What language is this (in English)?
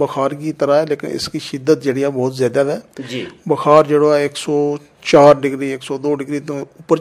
Punjabi